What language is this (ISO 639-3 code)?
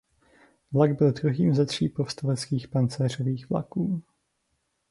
ces